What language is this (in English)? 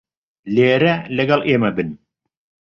Central Kurdish